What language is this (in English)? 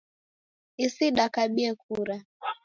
Taita